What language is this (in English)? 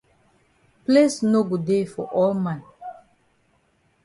Cameroon Pidgin